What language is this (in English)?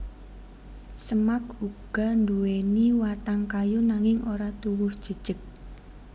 Javanese